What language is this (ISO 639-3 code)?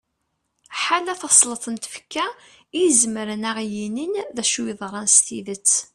kab